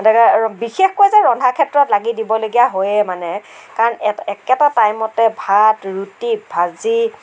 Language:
Assamese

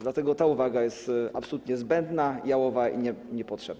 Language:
Polish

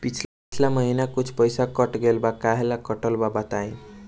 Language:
Bhojpuri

